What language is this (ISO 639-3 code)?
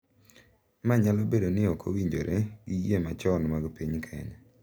luo